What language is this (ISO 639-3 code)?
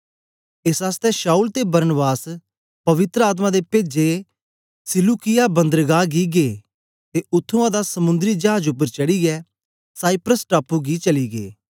doi